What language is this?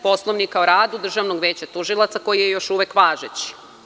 Serbian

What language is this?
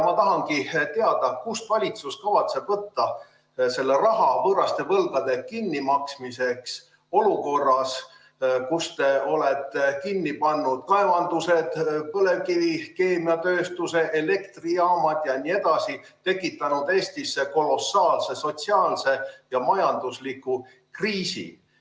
Estonian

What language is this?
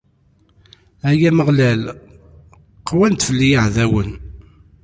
Kabyle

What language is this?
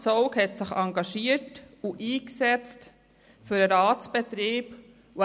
Swiss German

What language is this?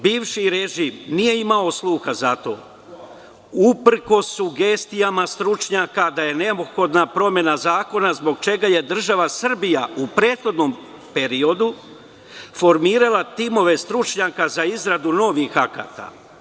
Serbian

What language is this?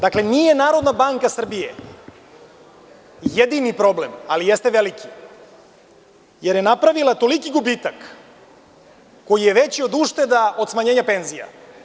Serbian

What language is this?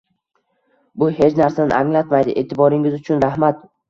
Uzbek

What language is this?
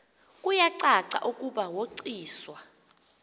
Xhosa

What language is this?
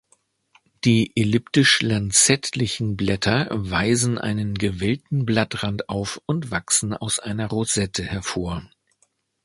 German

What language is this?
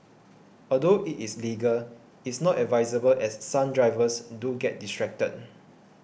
English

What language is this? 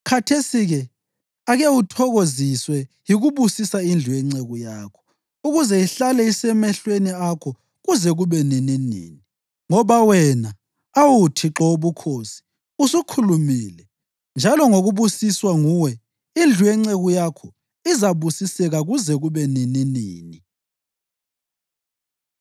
North Ndebele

